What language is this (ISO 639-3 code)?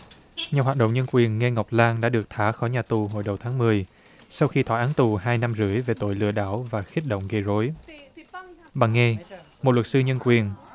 vie